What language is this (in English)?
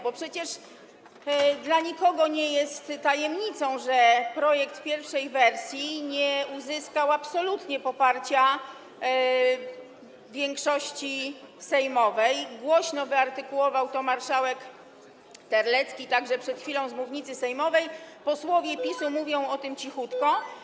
Polish